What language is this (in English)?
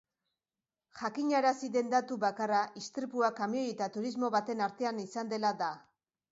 Basque